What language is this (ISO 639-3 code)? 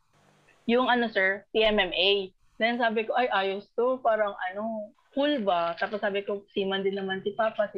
fil